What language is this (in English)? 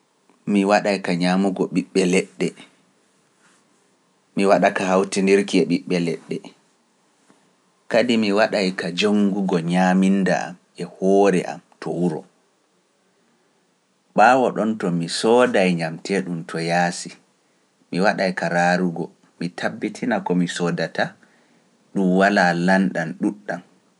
Pular